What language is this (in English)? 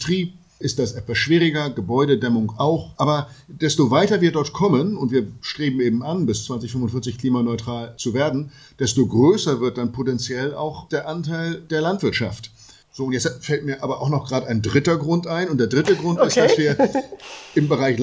German